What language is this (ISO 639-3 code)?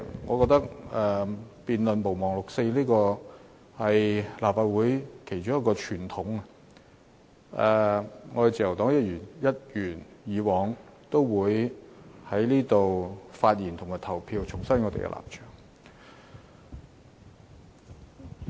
yue